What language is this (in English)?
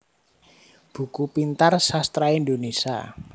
Javanese